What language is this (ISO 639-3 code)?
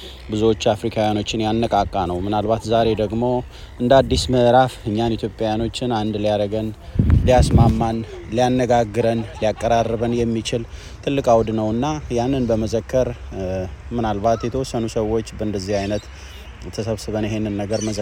amh